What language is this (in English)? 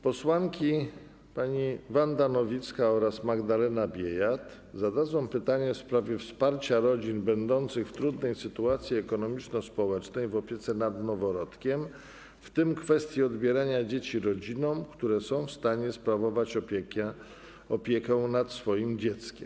Polish